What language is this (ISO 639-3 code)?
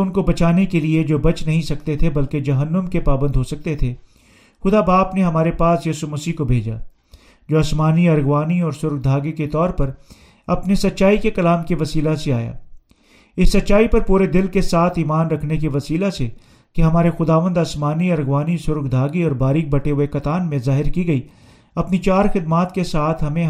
urd